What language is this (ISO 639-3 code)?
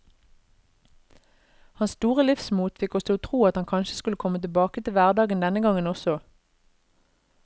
nor